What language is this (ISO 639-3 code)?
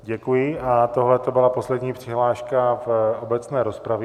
ces